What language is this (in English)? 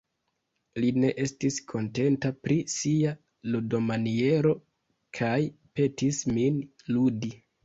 Esperanto